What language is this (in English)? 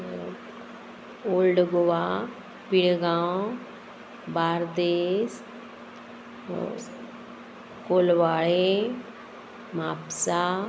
Konkani